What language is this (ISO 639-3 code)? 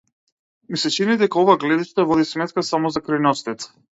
mkd